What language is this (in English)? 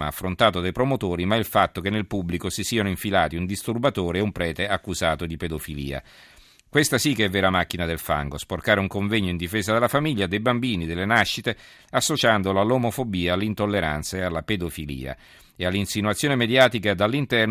Italian